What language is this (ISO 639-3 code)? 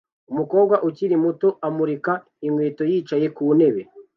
kin